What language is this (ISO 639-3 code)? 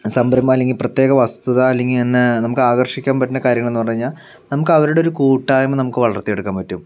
mal